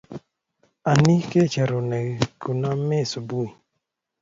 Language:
Kalenjin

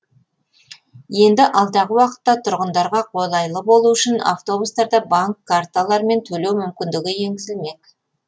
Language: Kazakh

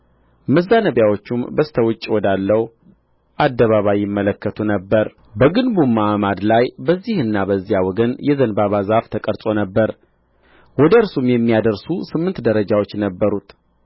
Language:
Amharic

